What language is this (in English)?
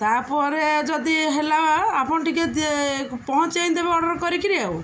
Odia